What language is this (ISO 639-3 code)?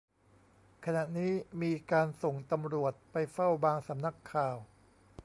tha